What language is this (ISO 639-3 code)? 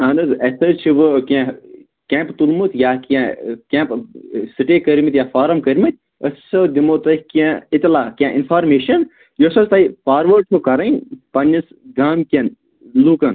kas